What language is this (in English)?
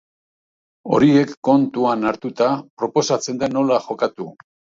Basque